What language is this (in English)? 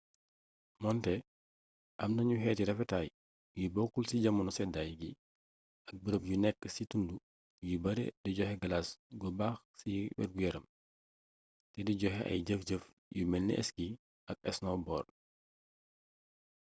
Wolof